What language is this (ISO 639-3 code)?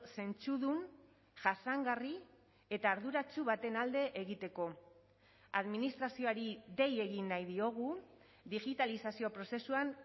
eus